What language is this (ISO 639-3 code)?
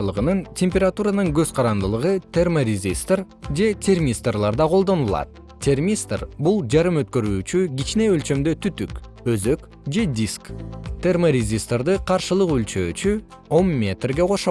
kir